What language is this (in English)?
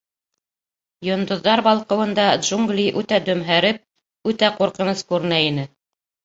Bashkir